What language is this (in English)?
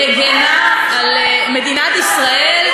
Hebrew